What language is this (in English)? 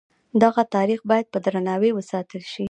Pashto